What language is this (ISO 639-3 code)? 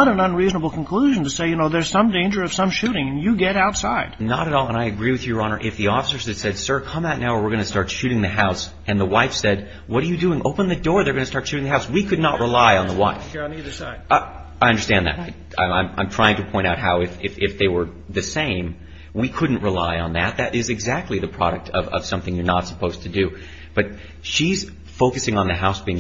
eng